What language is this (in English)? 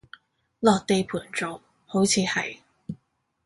Cantonese